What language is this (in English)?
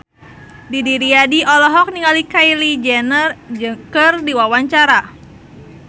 Sundanese